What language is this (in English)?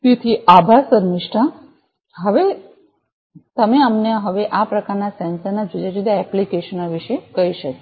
Gujarati